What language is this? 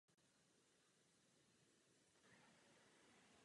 Czech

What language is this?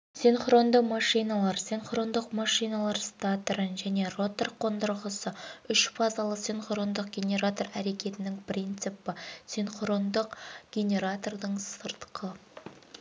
Kazakh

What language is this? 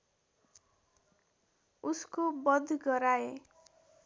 Nepali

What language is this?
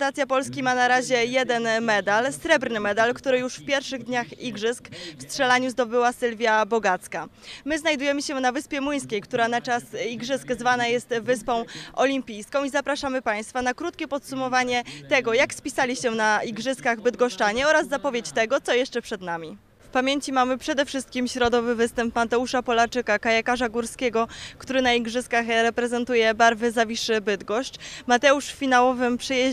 Polish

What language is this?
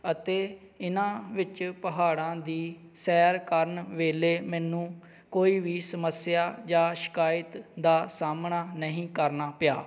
Punjabi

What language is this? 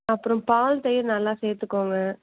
Tamil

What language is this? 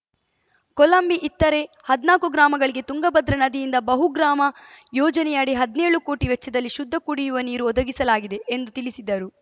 Kannada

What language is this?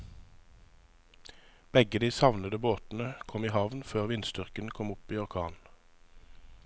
Norwegian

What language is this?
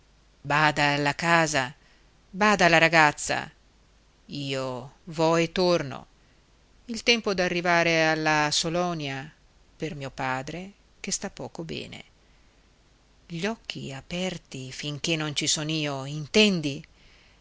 Italian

